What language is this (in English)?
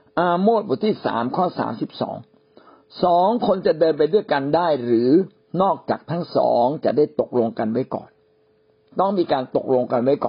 Thai